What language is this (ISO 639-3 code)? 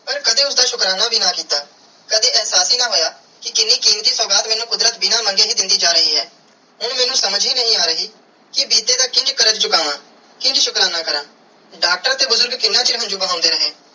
pan